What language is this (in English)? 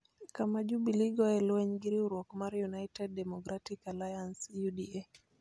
Luo (Kenya and Tanzania)